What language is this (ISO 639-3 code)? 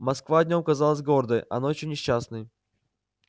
rus